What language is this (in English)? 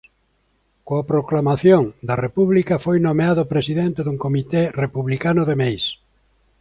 Galician